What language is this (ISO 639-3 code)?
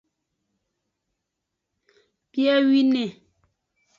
ajg